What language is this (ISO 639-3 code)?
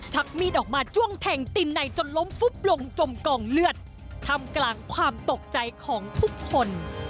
tha